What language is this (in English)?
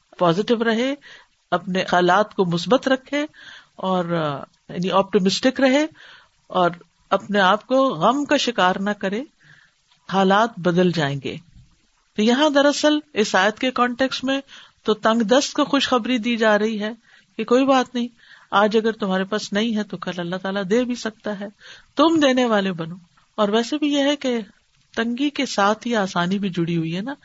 Urdu